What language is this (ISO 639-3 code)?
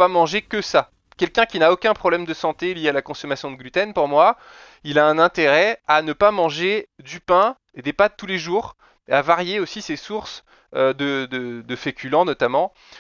fra